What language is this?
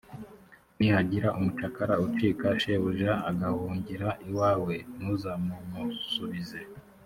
Kinyarwanda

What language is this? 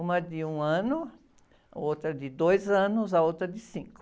Portuguese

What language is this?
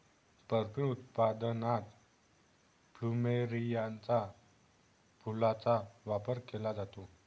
Marathi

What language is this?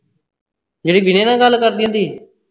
Punjabi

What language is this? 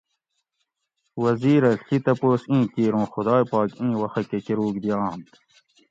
Gawri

